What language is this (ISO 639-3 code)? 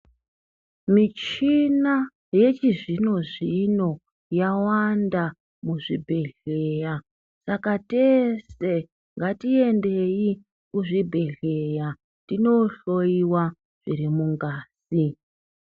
ndc